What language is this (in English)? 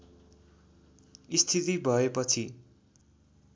Nepali